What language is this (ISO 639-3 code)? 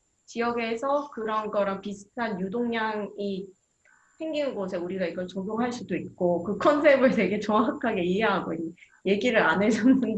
kor